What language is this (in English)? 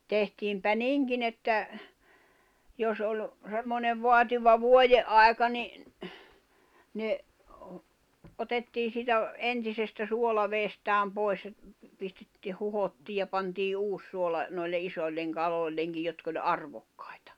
Finnish